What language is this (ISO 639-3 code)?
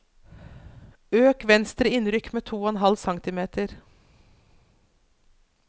nor